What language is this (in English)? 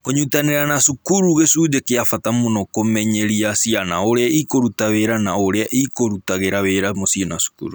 Kikuyu